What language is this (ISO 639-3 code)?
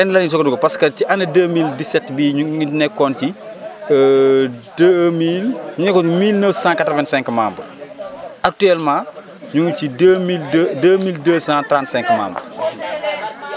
wol